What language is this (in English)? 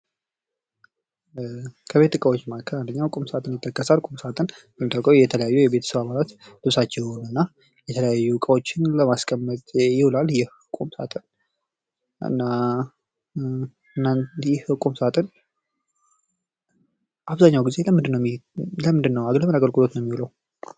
Amharic